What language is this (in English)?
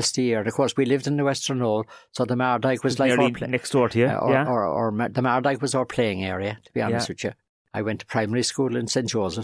English